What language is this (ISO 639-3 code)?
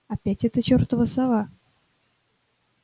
rus